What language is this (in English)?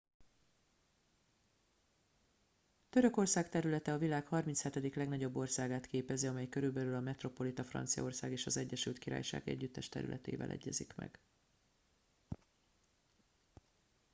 Hungarian